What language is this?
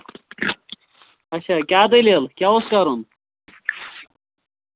Kashmiri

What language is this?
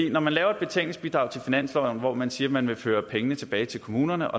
Danish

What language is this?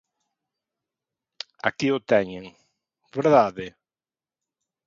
Galician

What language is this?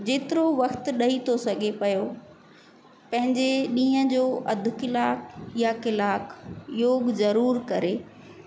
Sindhi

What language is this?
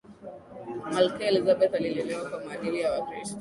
Swahili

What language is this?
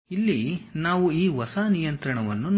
Kannada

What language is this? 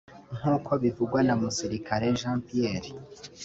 Kinyarwanda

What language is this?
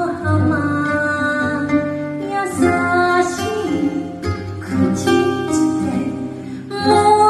Thai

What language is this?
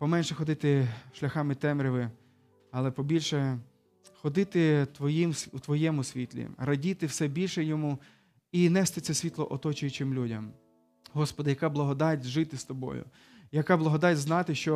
Ukrainian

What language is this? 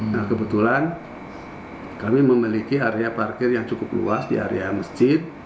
Indonesian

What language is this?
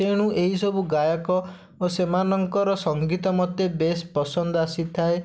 Odia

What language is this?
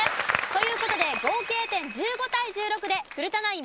Japanese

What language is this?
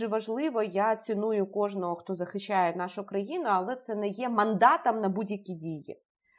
Ukrainian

